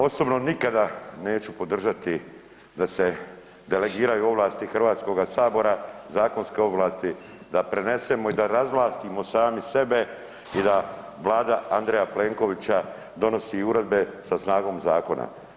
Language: Croatian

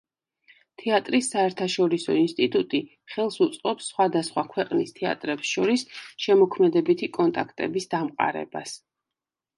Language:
Georgian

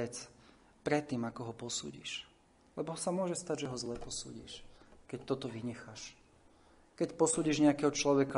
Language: Slovak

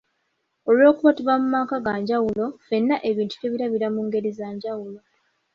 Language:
Ganda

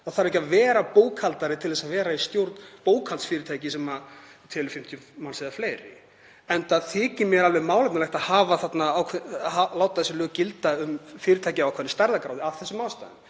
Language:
Icelandic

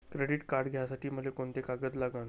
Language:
Marathi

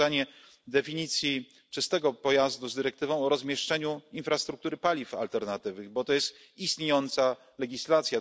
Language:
Polish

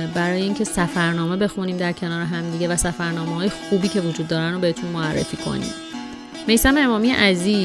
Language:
Persian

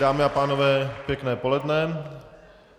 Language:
Czech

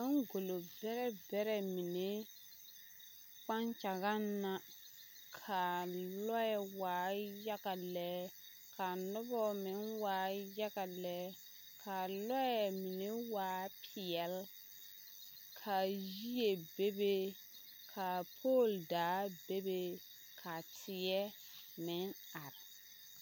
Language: Southern Dagaare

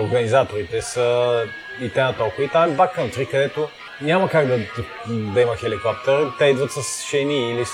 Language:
Bulgarian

